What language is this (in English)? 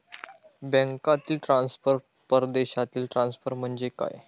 Marathi